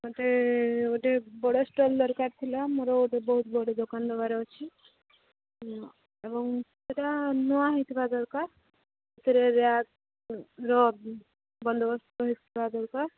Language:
Odia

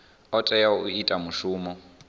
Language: Venda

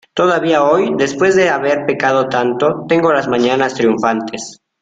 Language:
Spanish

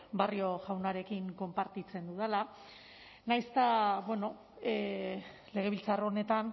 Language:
Basque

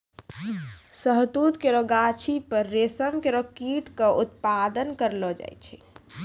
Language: Maithili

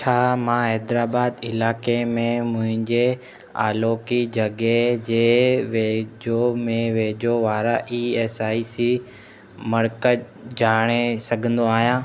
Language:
Sindhi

